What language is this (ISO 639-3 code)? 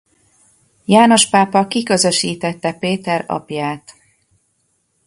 hun